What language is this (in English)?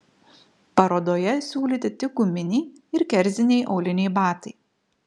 Lithuanian